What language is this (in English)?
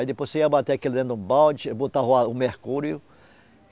Portuguese